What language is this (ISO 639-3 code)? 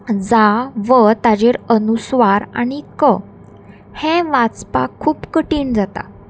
kok